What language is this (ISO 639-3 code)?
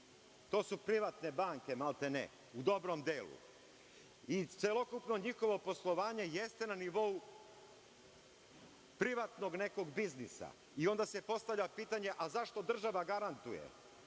srp